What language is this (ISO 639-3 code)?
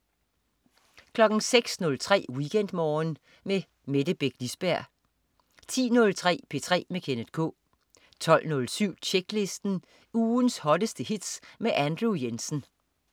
dan